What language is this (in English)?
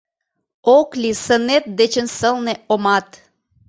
Mari